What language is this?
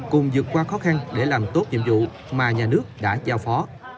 Vietnamese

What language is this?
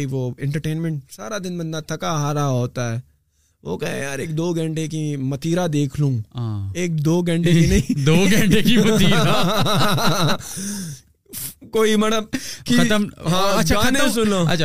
Urdu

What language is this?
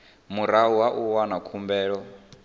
Venda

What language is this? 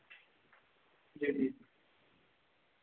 Dogri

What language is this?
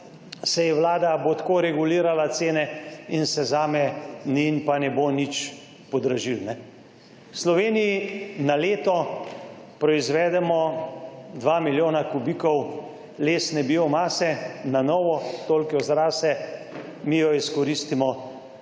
Slovenian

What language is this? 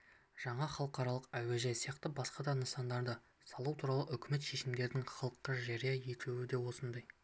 Kazakh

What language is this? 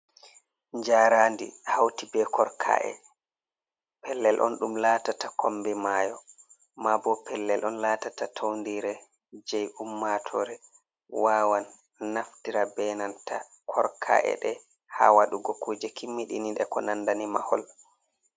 Fula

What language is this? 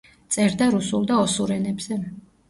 Georgian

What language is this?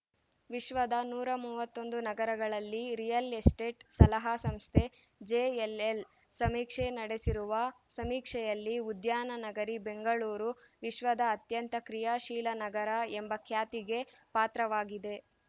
Kannada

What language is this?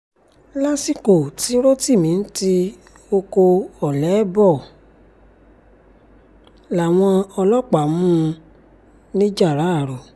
Yoruba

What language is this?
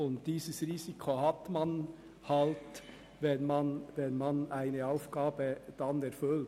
Swiss German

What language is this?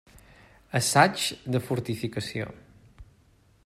Catalan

